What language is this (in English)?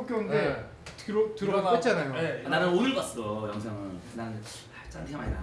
Korean